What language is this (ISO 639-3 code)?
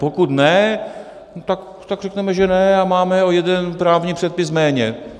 ces